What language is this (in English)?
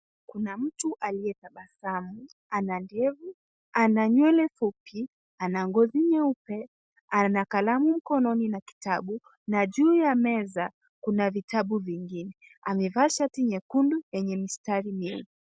Swahili